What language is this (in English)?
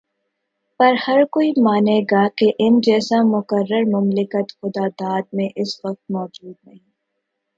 Urdu